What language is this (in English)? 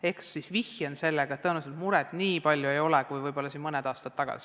Estonian